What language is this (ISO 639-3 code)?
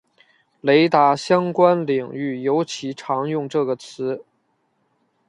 zho